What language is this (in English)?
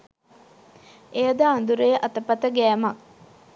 Sinhala